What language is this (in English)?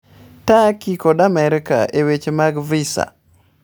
Luo (Kenya and Tanzania)